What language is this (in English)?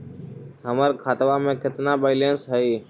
Magahi